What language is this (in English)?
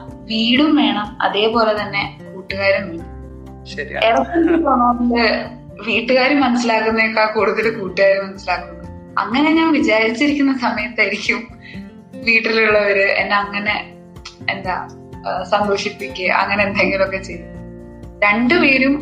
Malayalam